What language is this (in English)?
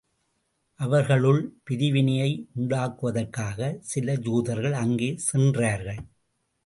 Tamil